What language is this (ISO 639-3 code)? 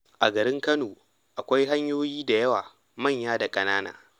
hau